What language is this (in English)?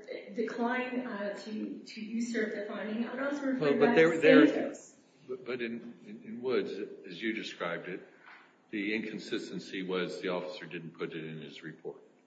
English